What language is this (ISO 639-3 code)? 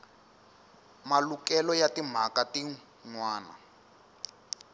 tso